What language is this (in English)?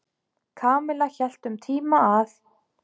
Icelandic